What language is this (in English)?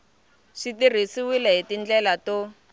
Tsonga